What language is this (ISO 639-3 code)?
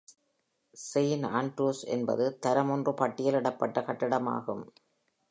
tam